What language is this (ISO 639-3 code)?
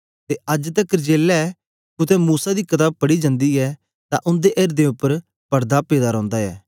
doi